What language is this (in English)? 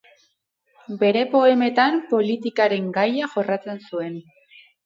Basque